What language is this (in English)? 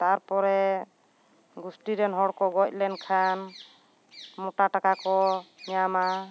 Santali